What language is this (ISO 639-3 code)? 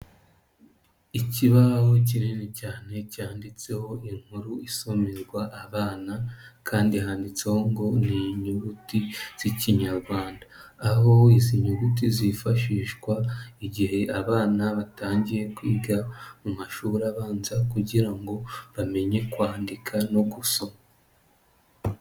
kin